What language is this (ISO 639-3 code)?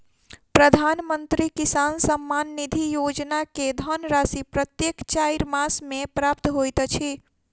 mai